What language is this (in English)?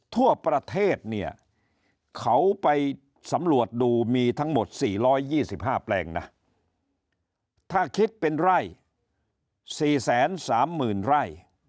Thai